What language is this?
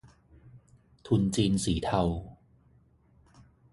Thai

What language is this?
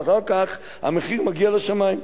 Hebrew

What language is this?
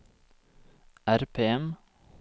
Norwegian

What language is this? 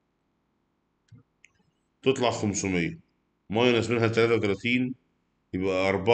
Arabic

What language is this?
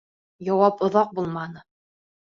Bashkir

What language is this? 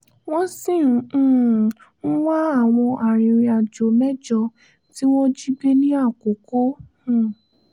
Yoruba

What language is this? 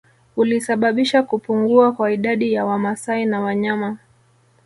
Swahili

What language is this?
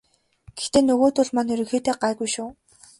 Mongolian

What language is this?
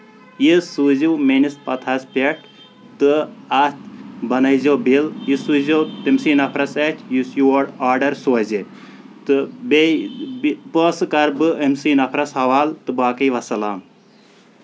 Kashmiri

